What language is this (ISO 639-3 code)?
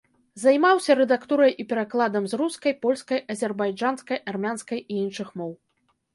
bel